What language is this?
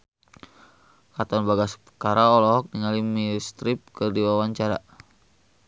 Sundanese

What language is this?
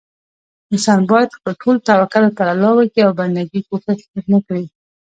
Pashto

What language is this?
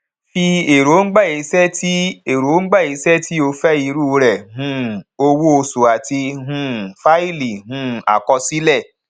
Yoruba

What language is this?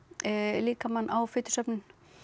Icelandic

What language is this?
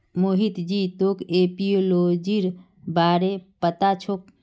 Magahi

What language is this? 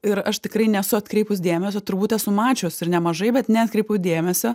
Lithuanian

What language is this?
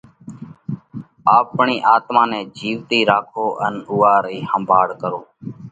Parkari Koli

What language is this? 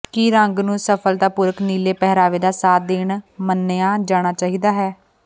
Punjabi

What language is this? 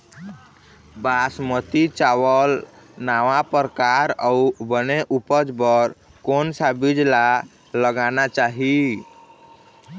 Chhattisgarhi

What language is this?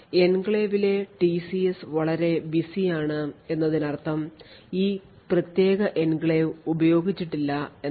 Malayalam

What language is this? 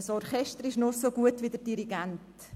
Swiss German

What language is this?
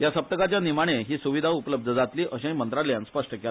Konkani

